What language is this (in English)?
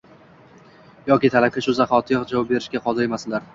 Uzbek